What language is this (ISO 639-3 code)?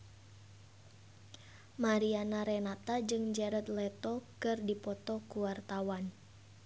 sun